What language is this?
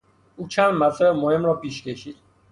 Persian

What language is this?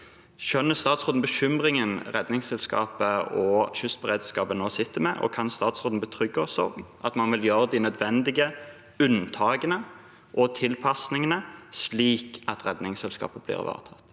Norwegian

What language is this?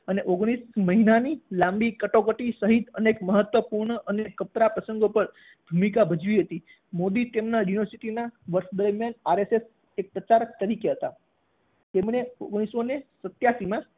Gujarati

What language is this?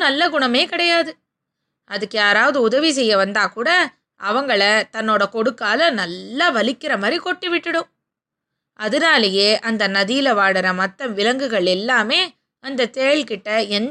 Tamil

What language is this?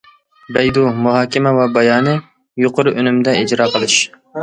Uyghur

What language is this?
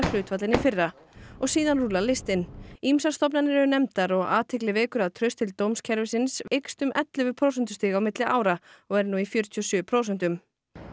Icelandic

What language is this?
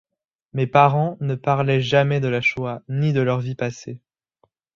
French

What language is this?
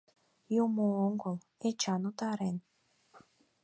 Mari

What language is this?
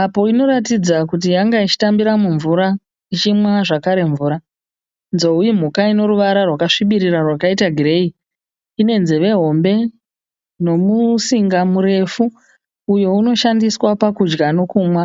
Shona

